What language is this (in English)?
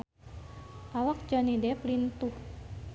Sundanese